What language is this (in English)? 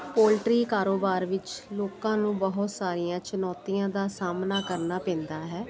Punjabi